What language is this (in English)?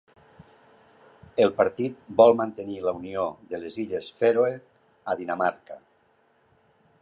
Catalan